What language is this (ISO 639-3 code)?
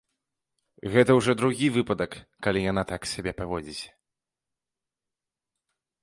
bel